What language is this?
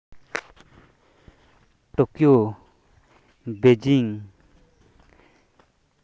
Santali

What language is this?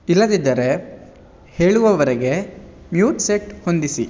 Kannada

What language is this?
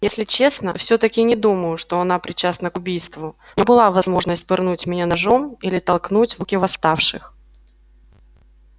Russian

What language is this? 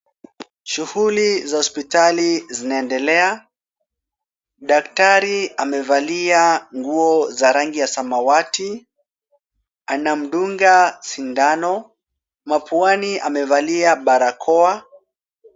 Swahili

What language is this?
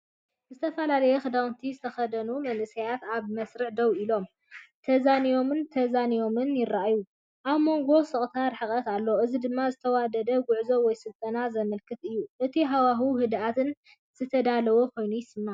Tigrinya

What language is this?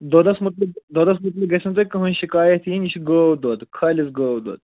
Kashmiri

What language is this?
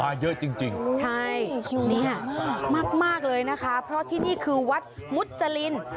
Thai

